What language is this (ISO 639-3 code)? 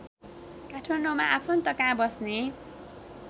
nep